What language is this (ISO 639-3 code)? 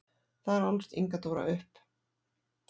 isl